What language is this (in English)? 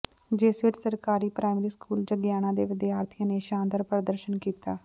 Punjabi